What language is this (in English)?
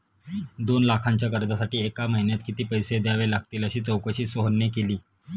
Marathi